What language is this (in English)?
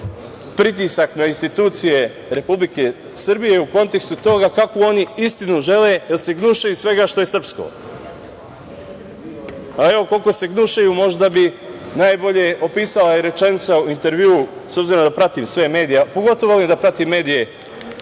Serbian